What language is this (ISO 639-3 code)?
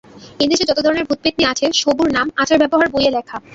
ben